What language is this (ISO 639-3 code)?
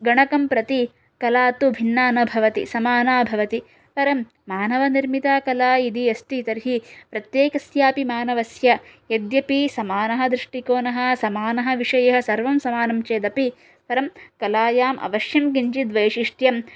san